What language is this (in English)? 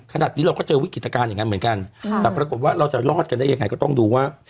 Thai